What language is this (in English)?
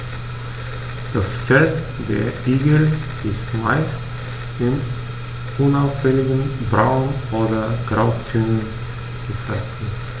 German